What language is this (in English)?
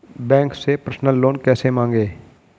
Hindi